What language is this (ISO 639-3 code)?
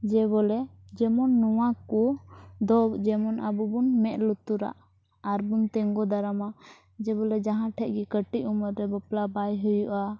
sat